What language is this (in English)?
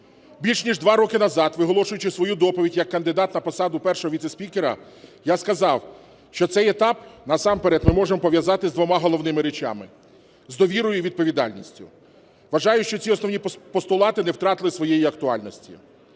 Ukrainian